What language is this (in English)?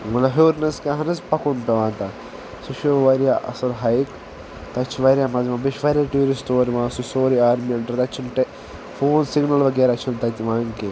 Kashmiri